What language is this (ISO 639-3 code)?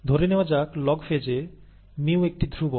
ben